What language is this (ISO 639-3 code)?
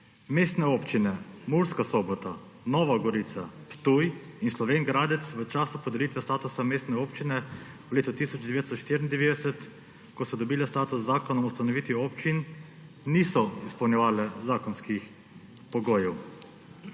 slv